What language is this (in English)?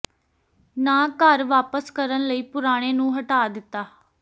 Punjabi